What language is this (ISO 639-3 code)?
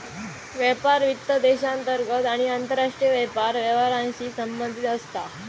mar